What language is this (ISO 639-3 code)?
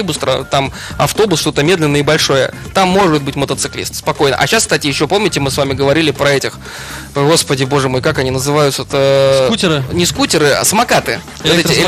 rus